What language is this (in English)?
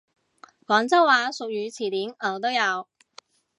Cantonese